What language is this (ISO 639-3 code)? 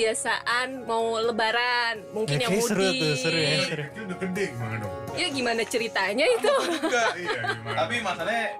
ind